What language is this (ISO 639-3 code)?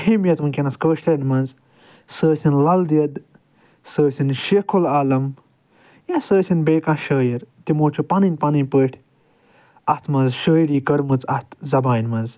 kas